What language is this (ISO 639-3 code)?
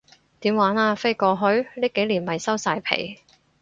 yue